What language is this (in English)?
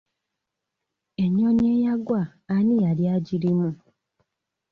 Ganda